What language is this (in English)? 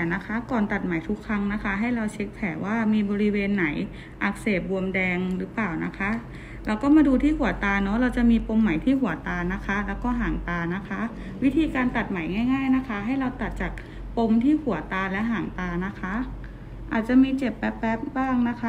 Thai